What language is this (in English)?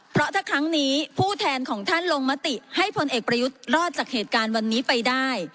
Thai